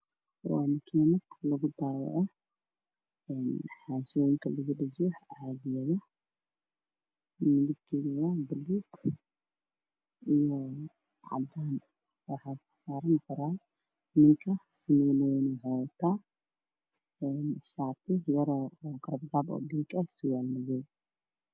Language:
Somali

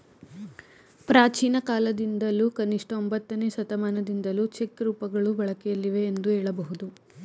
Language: Kannada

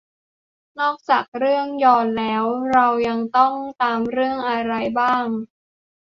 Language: Thai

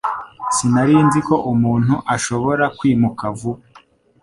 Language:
Kinyarwanda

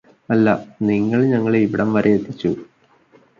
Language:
Malayalam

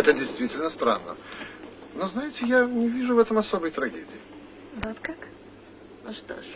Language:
Russian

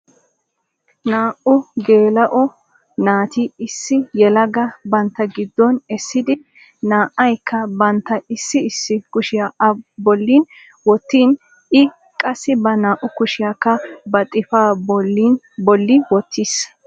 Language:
Wolaytta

